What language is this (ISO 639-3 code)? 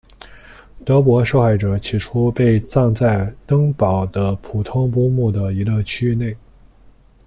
zho